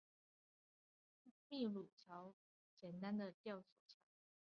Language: Chinese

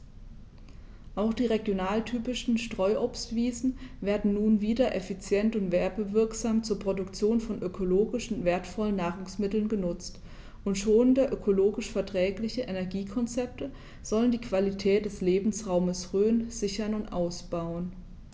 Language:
German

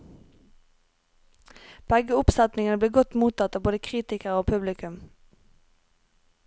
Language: Norwegian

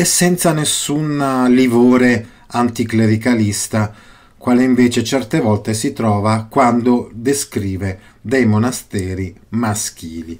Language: Italian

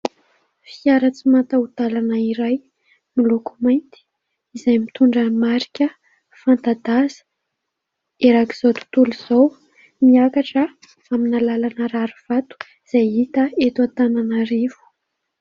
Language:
Malagasy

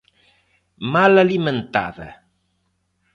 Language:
Galician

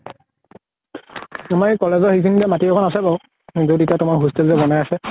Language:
Assamese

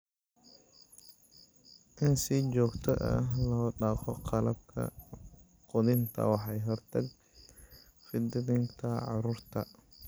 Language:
Somali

